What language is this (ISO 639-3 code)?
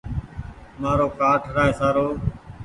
gig